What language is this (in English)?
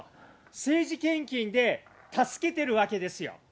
Japanese